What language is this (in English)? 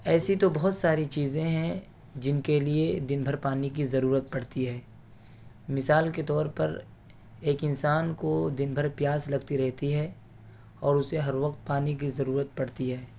Urdu